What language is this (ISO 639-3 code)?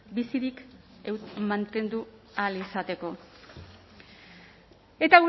eus